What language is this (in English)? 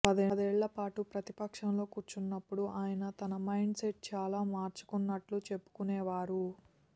Telugu